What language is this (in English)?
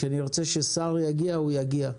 Hebrew